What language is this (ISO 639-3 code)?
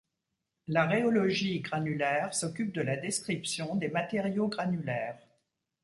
fra